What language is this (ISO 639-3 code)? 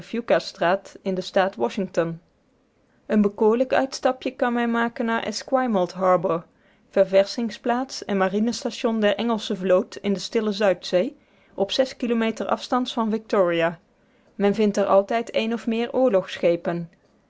nld